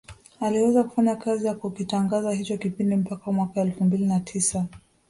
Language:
Swahili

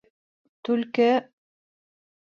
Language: Bashkir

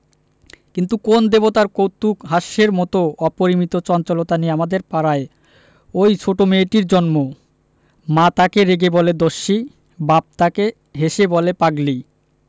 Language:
Bangla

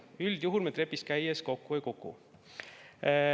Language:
Estonian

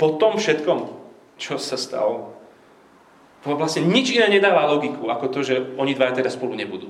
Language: Slovak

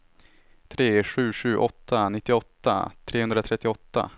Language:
Swedish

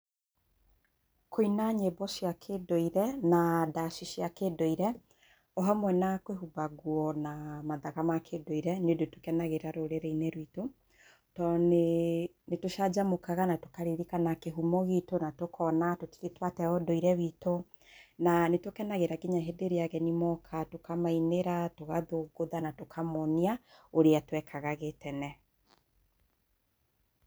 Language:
Kikuyu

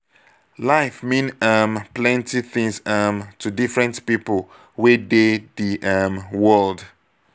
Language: Nigerian Pidgin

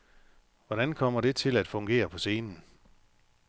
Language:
Danish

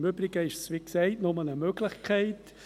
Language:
Swiss German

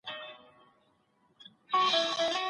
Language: Pashto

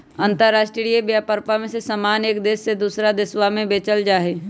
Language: Magahi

